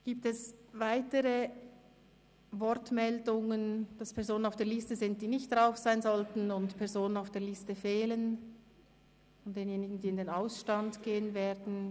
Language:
Swiss German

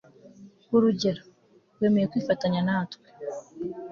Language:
Kinyarwanda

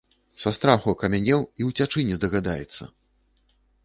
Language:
Belarusian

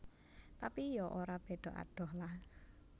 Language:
Javanese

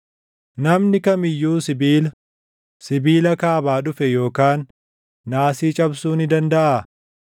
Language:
Oromo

